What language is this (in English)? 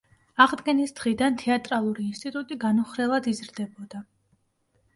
Georgian